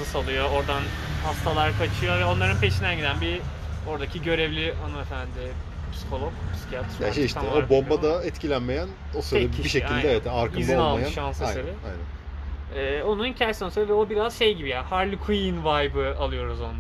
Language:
Turkish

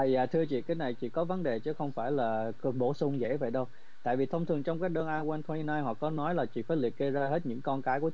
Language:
Vietnamese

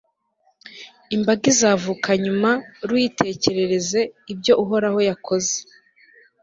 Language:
Kinyarwanda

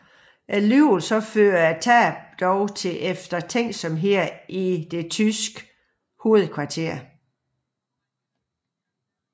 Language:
Danish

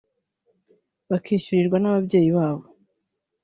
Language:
Kinyarwanda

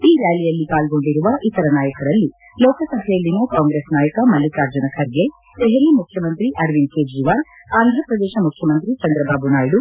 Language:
Kannada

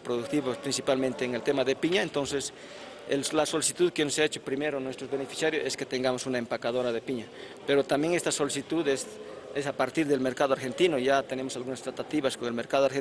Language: Spanish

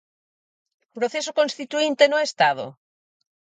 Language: Galician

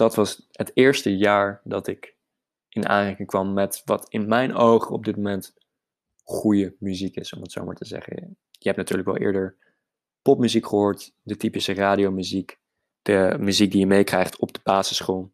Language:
Dutch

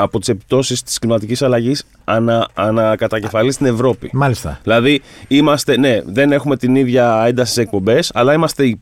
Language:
Greek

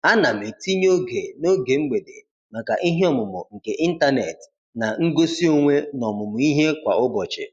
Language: Igbo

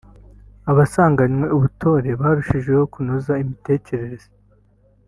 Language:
Kinyarwanda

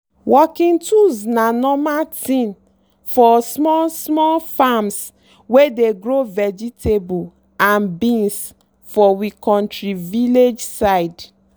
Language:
Nigerian Pidgin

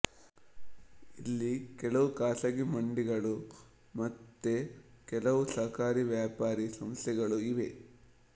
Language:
Kannada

